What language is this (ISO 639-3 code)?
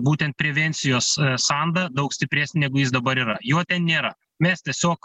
lit